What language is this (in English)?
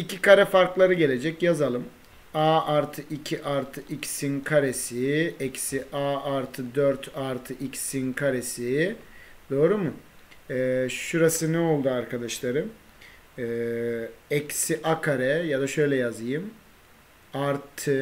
Turkish